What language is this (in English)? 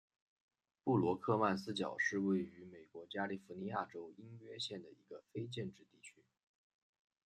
Chinese